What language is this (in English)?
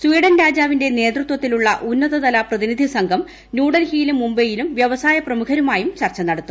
Malayalam